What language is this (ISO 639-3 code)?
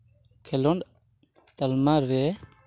sat